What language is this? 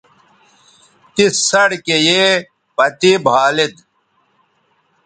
Bateri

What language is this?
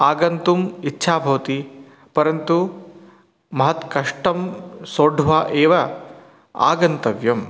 Sanskrit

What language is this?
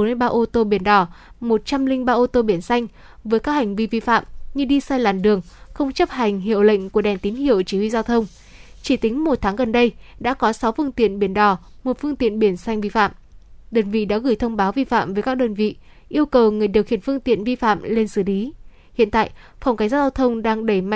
Vietnamese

